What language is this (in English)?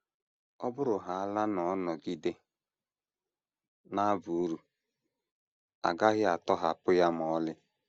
Igbo